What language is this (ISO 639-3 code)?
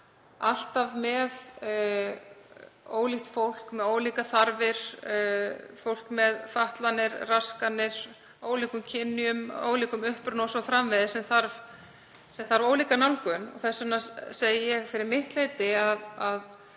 isl